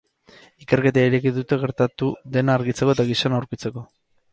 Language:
Basque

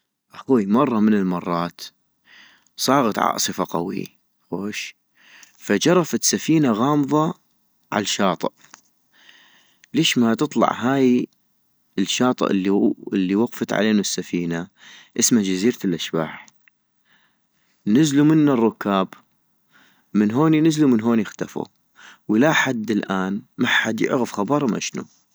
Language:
North Mesopotamian Arabic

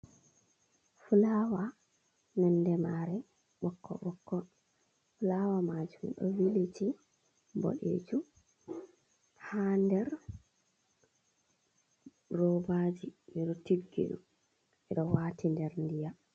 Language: Fula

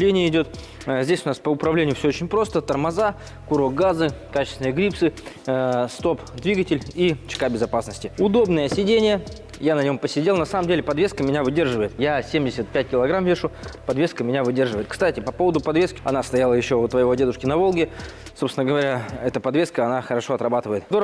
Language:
Russian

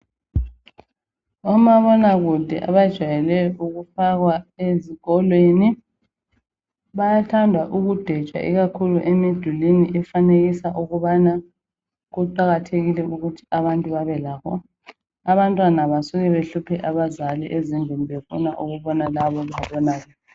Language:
North Ndebele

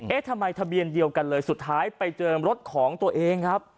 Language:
Thai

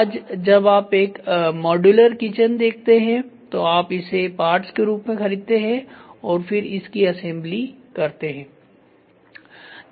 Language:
Hindi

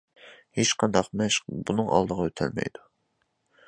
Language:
Uyghur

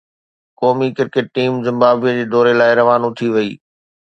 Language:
Sindhi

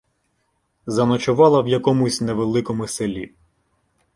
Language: Ukrainian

